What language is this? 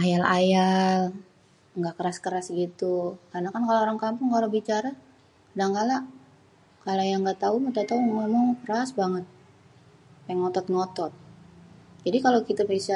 Betawi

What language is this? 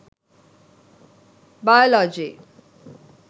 Sinhala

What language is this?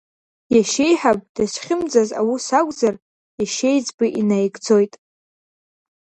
Abkhazian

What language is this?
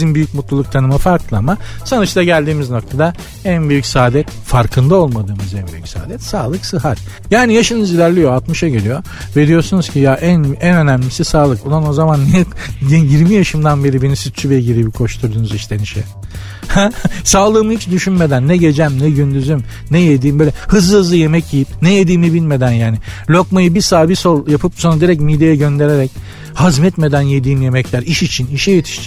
Turkish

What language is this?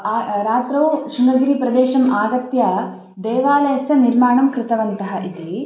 Sanskrit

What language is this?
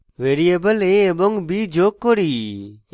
Bangla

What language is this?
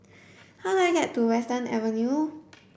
English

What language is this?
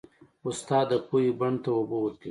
Pashto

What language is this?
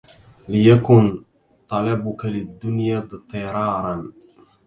Arabic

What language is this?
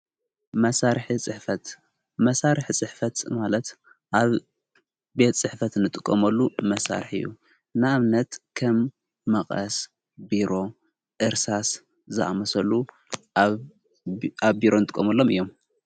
Tigrinya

